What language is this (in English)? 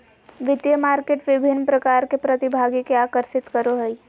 Magahi